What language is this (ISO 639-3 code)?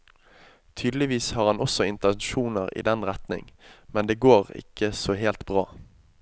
nor